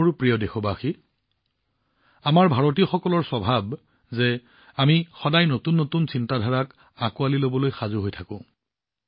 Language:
Assamese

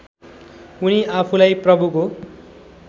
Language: Nepali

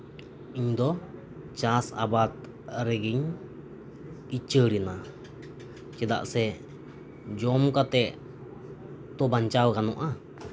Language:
Santali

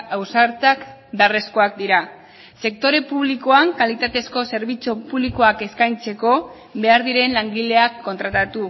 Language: Basque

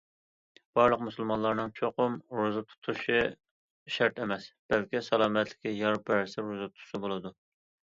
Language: Uyghur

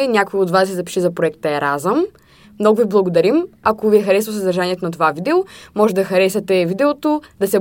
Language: Bulgarian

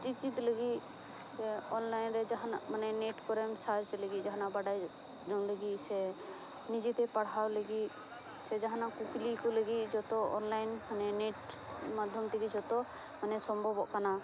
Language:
Santali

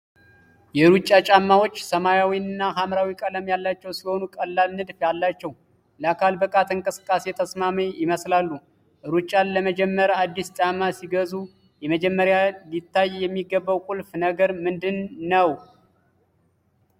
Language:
Amharic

